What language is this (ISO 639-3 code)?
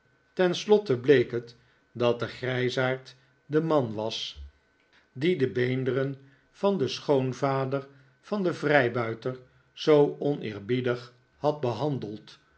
nld